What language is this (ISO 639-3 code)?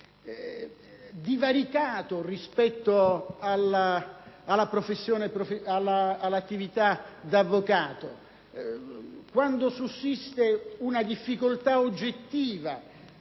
ita